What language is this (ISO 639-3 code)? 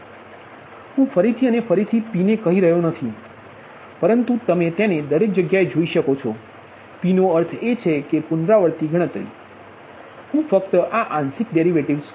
guj